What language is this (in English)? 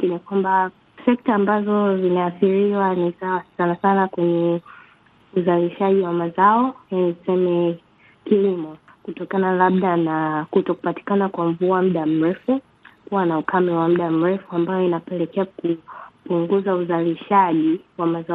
Swahili